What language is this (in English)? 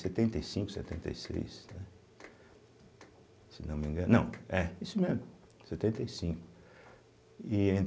Portuguese